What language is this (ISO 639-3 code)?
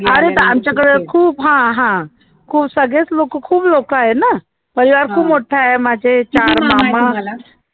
mar